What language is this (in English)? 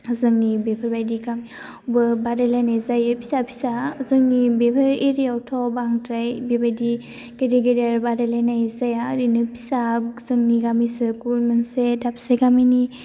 Bodo